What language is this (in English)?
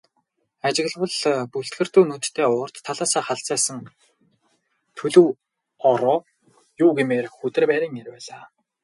Mongolian